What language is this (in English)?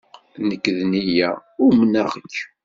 Kabyle